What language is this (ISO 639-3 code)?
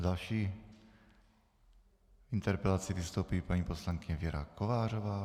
ces